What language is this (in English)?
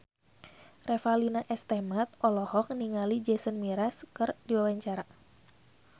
Sundanese